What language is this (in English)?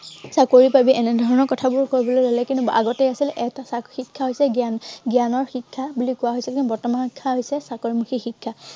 Assamese